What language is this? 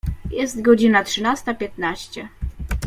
Polish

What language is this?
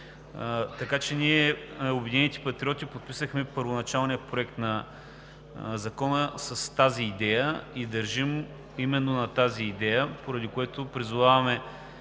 Bulgarian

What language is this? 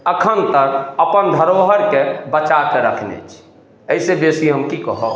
Maithili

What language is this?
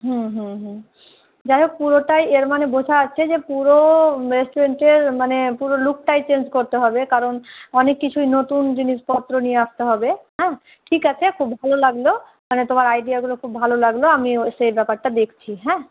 Bangla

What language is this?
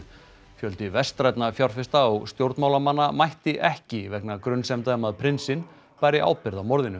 Icelandic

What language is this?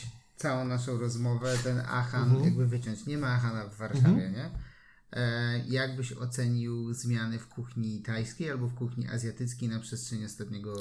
Polish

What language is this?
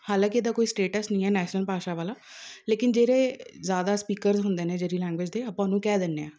Punjabi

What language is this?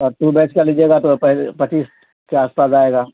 Urdu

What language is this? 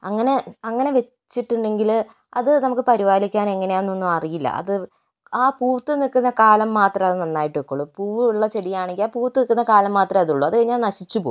Malayalam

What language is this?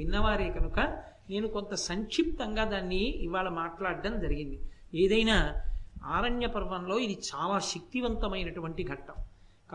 Telugu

